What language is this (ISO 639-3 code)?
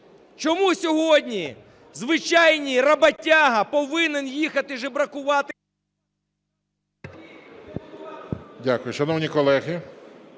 ukr